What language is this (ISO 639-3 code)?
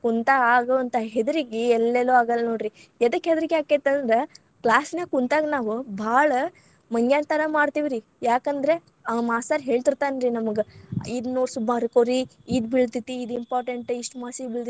kan